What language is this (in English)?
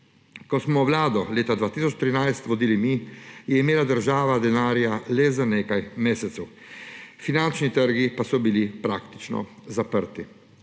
Slovenian